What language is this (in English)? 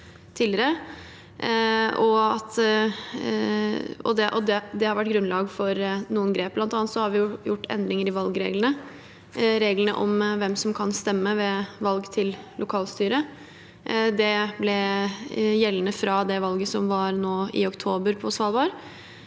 Norwegian